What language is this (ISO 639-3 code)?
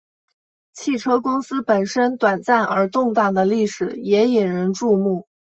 zho